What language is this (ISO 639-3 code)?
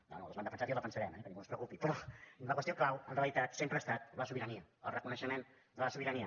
cat